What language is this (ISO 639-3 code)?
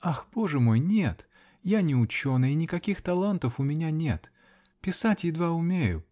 rus